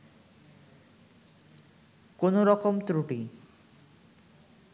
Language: Bangla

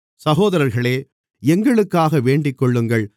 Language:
Tamil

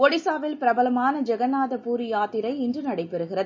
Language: Tamil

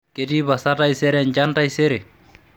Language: Masai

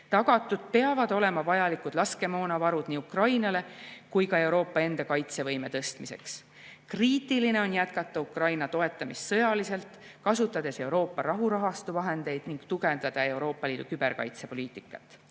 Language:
Estonian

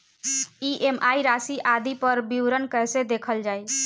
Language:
Bhojpuri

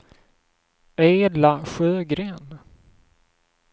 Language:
Swedish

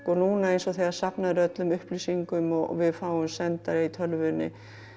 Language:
Icelandic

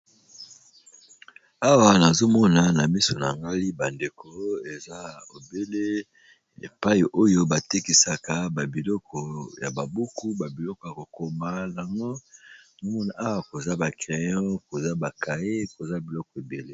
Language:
Lingala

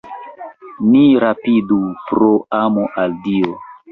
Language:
Esperanto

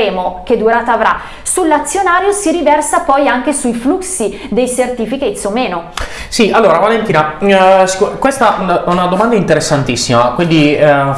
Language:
Italian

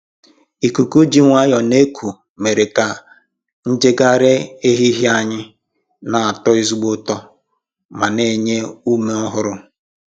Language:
Igbo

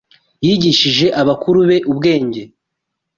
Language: Kinyarwanda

